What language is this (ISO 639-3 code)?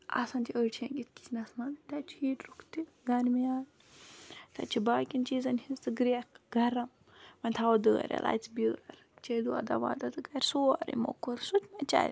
kas